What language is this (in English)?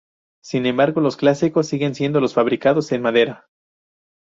Spanish